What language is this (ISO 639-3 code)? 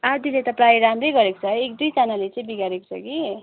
nep